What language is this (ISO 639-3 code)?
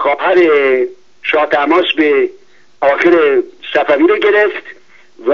fas